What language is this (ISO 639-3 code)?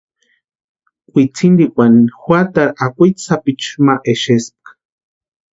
pua